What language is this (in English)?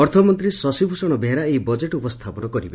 Odia